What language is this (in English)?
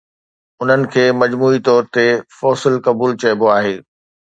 Sindhi